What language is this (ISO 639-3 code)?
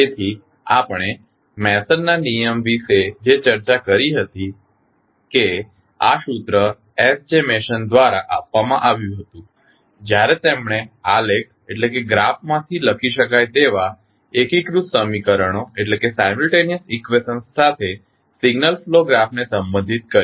guj